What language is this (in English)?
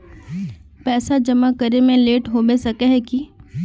Magahi